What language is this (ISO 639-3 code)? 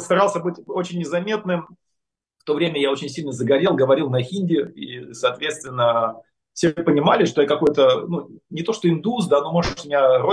rus